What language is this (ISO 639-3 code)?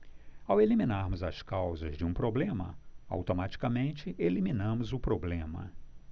por